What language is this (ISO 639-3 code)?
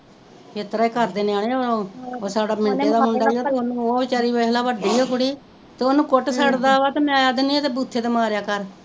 pan